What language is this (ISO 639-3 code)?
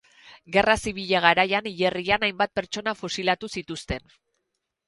eus